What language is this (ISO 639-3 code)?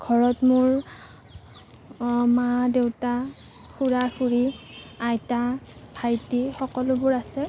asm